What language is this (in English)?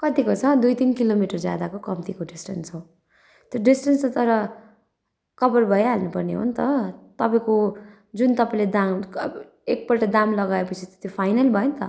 Nepali